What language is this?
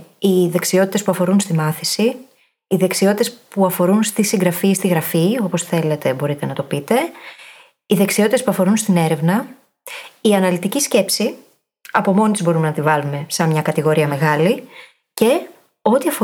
Greek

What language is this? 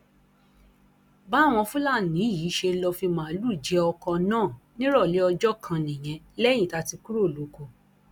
Yoruba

